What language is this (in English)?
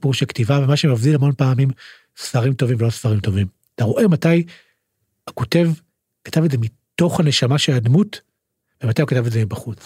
Hebrew